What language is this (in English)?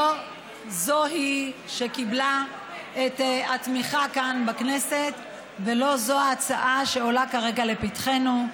Hebrew